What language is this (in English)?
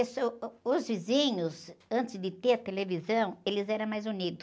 Portuguese